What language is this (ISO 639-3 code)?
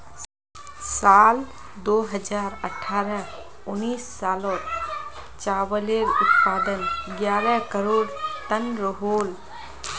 mag